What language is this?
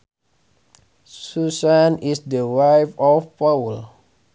Sundanese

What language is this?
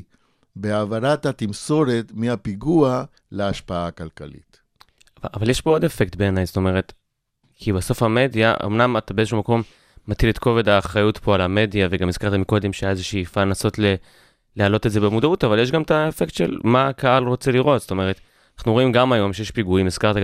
Hebrew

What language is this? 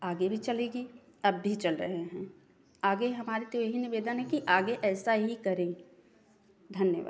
Hindi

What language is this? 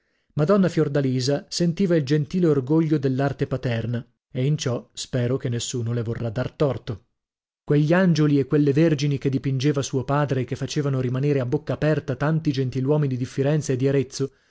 Italian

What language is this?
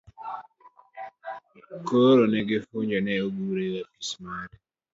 Luo (Kenya and Tanzania)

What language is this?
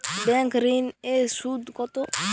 Bangla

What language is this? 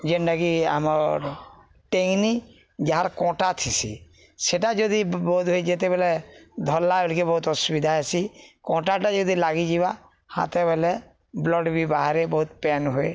Odia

